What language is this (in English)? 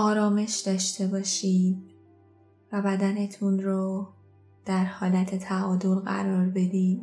Persian